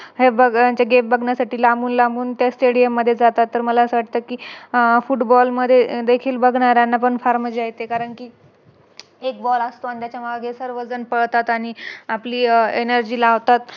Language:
Marathi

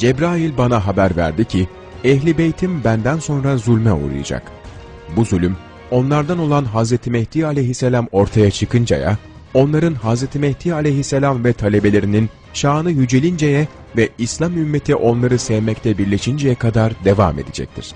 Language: Turkish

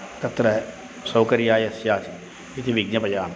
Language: Sanskrit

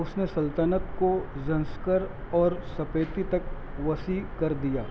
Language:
Urdu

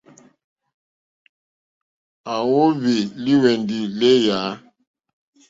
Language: Mokpwe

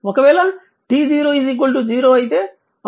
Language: Telugu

